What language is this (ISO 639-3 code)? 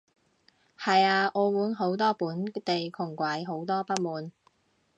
yue